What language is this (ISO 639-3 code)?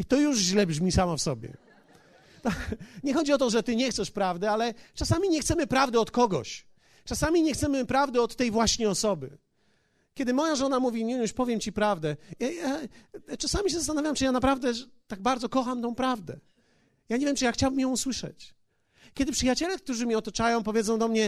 pol